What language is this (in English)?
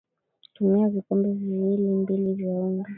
Swahili